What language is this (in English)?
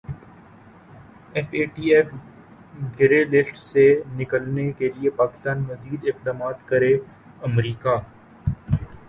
Urdu